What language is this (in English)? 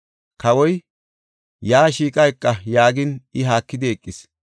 Gofa